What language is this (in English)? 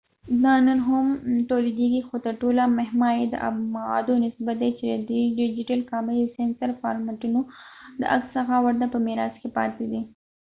Pashto